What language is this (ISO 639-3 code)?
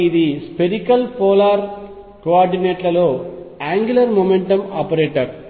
tel